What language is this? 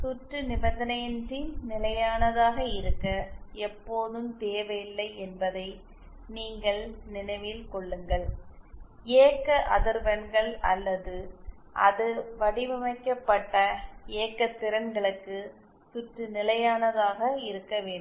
Tamil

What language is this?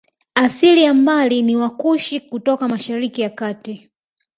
Swahili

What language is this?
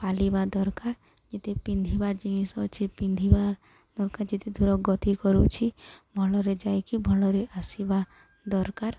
Odia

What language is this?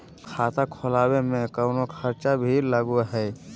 Magahi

